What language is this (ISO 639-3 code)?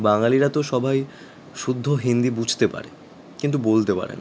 ben